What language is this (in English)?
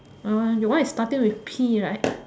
English